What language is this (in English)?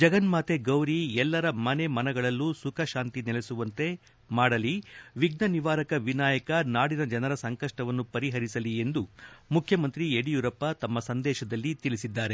Kannada